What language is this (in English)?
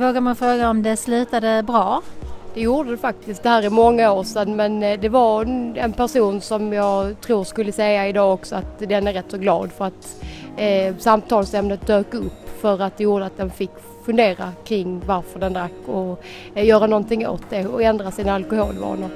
Swedish